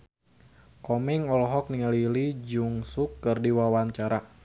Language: Sundanese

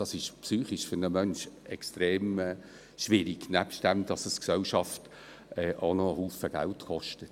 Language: Swiss German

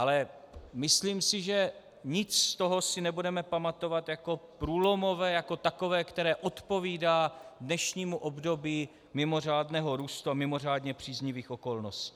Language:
Czech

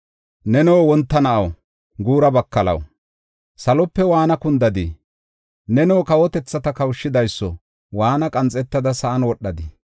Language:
Gofa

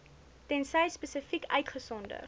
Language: Afrikaans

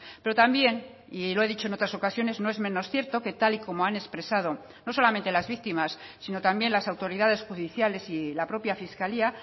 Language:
Spanish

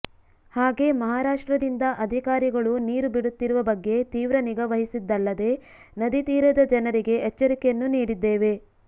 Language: Kannada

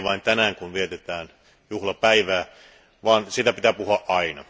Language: Finnish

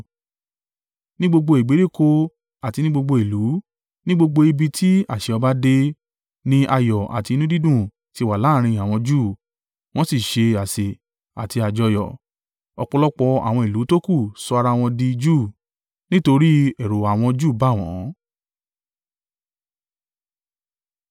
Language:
Yoruba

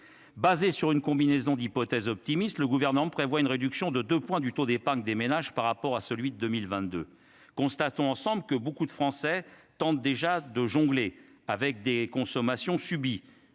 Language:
French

